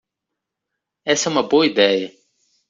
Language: Portuguese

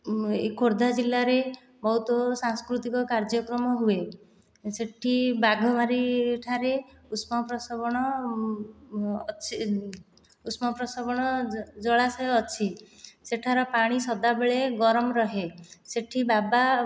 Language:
Odia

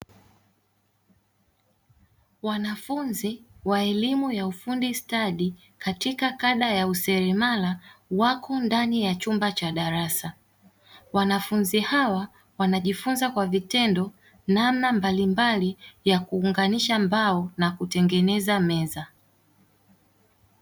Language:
Swahili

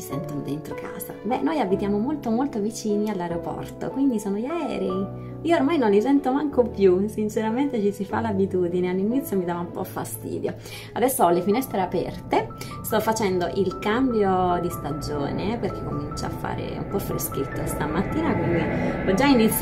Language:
Italian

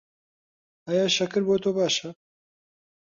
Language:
Central Kurdish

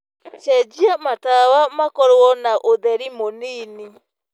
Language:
Kikuyu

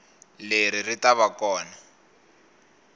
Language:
Tsonga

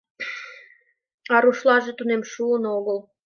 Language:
Mari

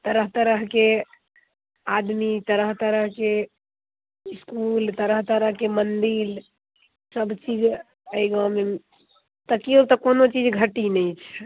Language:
Maithili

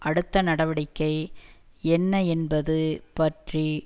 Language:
Tamil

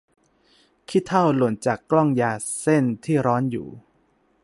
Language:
Thai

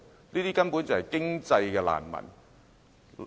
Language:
Cantonese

